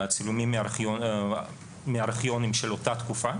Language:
Hebrew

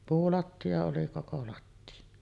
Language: Finnish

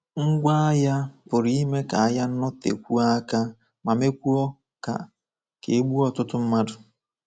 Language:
Igbo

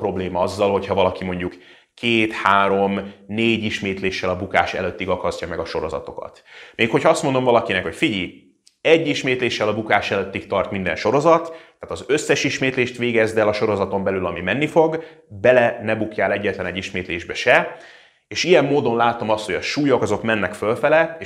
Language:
Hungarian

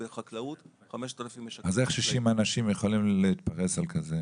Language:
Hebrew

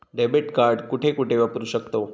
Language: Marathi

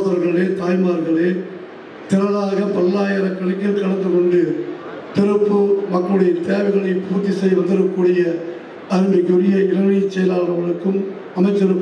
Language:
Tamil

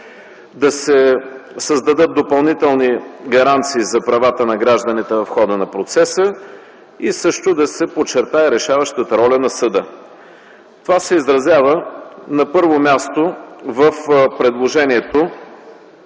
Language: Bulgarian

